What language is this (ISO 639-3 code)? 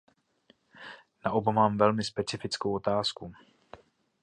ces